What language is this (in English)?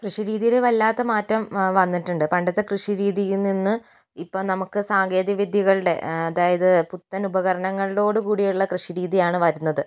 Malayalam